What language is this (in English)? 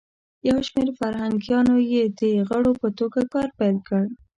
Pashto